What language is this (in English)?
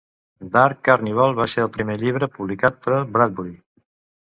Catalan